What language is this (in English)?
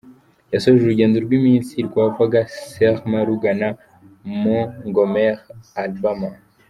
Kinyarwanda